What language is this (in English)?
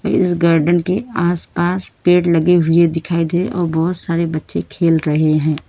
Hindi